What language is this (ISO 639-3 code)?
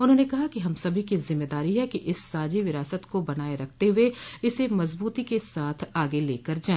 hin